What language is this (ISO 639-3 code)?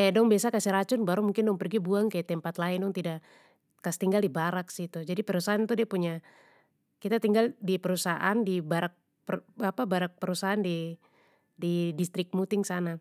pmy